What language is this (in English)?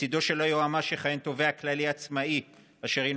Hebrew